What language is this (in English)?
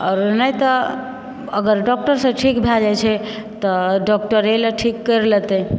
Maithili